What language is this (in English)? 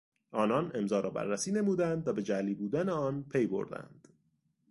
Persian